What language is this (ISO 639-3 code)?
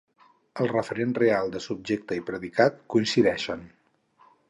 cat